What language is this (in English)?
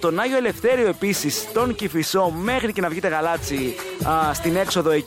Greek